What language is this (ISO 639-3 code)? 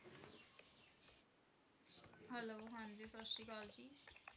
pan